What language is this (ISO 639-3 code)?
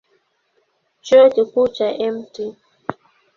swa